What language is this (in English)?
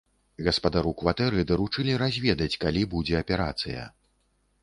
Belarusian